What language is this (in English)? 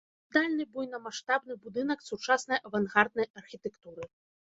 Belarusian